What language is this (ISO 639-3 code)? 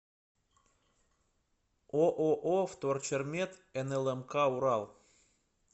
rus